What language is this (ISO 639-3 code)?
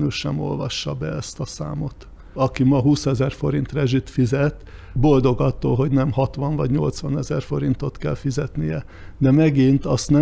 hun